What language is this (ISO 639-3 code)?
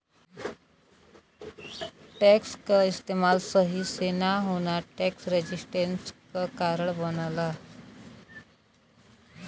bho